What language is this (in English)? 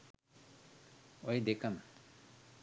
Sinhala